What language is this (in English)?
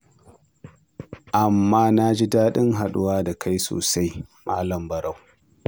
Hausa